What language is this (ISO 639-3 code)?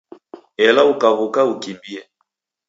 dav